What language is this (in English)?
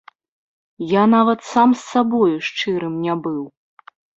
Belarusian